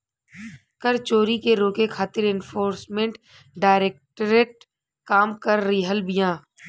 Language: Bhojpuri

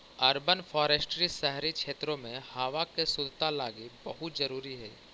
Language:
Magahi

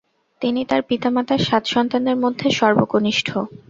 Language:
Bangla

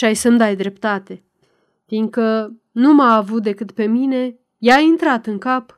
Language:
Romanian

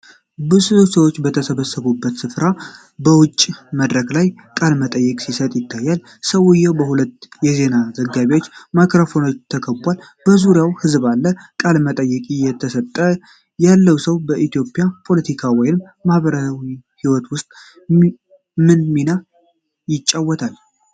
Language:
Amharic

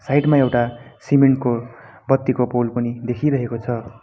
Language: Nepali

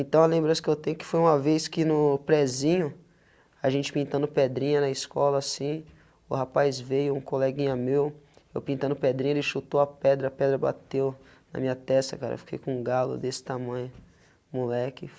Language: Portuguese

